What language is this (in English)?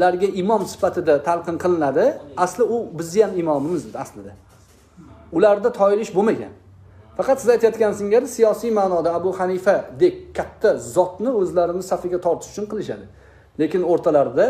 Turkish